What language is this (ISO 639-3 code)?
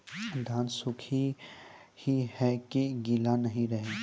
mai